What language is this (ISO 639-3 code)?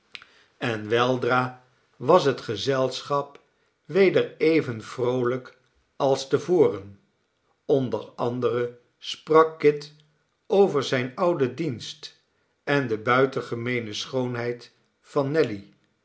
nld